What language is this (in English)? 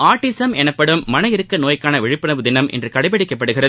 Tamil